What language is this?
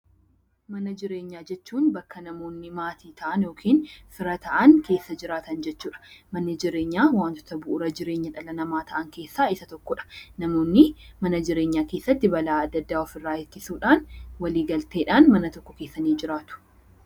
Oromo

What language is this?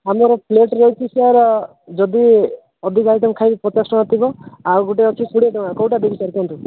Odia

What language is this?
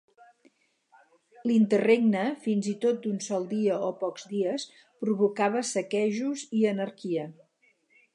Catalan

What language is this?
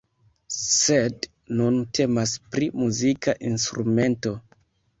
Esperanto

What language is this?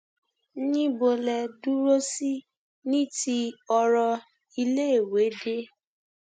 Yoruba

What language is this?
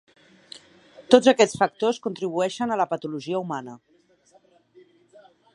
Catalan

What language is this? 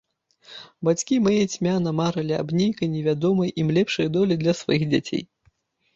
Belarusian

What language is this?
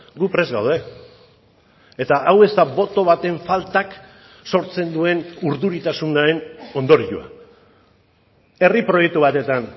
Basque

